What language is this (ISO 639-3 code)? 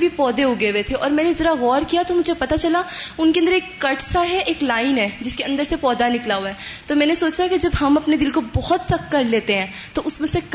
urd